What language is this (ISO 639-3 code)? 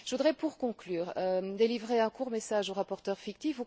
fra